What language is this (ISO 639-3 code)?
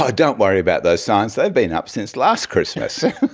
eng